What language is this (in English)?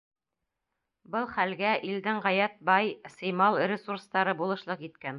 Bashkir